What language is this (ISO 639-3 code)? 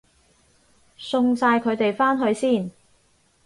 yue